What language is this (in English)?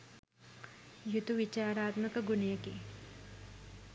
Sinhala